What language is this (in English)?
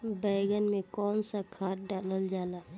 Bhojpuri